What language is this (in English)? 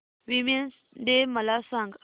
Marathi